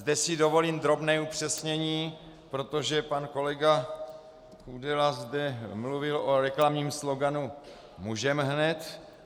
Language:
Czech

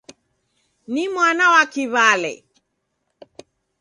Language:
Taita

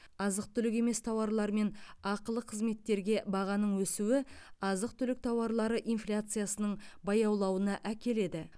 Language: Kazakh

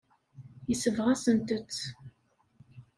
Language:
Kabyle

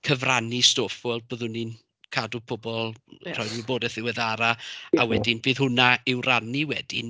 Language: Welsh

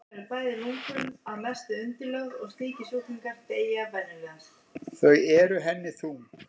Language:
Icelandic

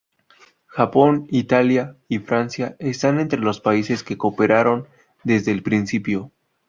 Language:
Spanish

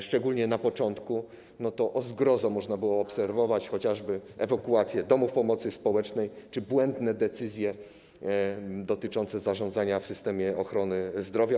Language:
Polish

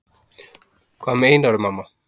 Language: Icelandic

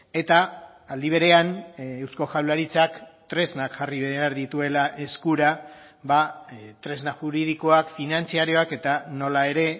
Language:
Basque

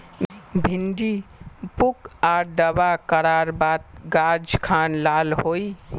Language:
Magahi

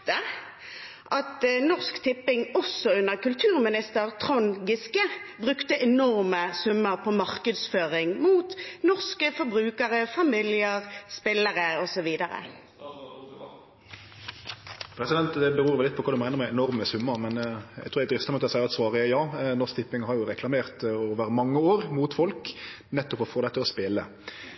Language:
Norwegian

